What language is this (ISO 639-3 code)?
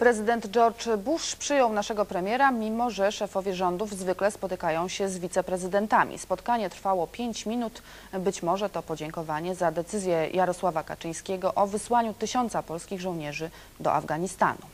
pol